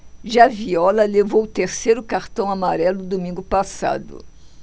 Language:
Portuguese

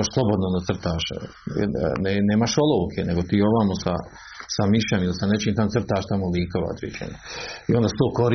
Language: Croatian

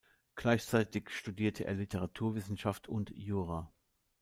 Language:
German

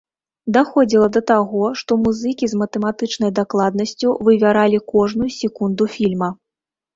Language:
Belarusian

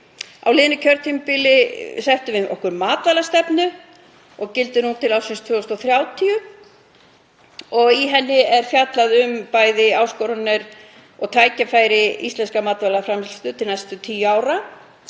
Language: Icelandic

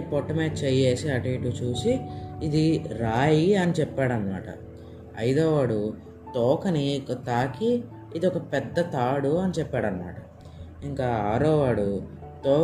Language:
Telugu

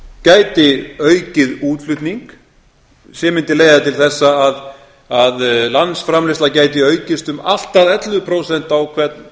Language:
Icelandic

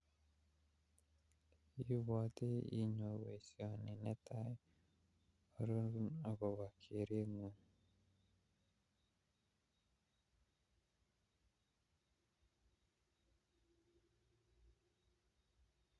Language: Kalenjin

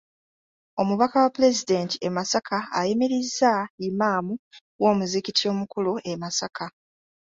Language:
Ganda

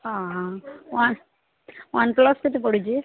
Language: Odia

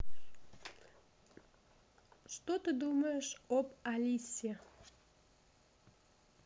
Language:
Russian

